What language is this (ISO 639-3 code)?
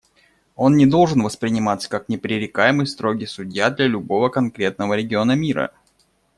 rus